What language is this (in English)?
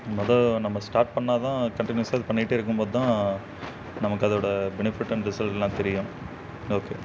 Tamil